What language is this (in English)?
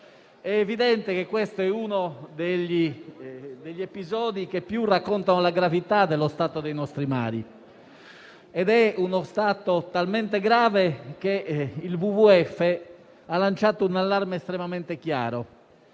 Italian